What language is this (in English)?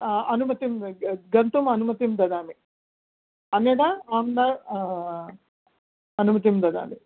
Sanskrit